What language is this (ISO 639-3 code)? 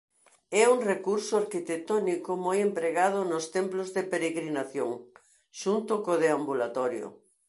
glg